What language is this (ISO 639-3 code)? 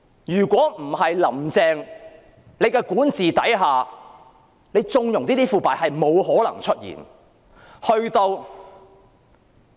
yue